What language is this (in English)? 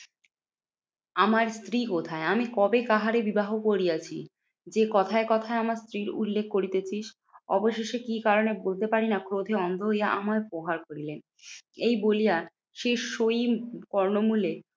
Bangla